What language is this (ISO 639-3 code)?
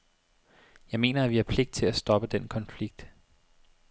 dan